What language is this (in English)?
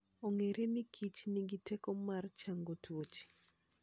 Luo (Kenya and Tanzania)